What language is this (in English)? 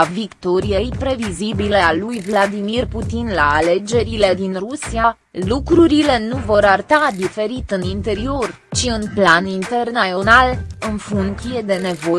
Romanian